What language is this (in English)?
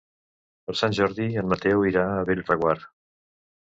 Catalan